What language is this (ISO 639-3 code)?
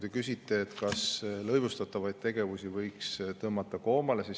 est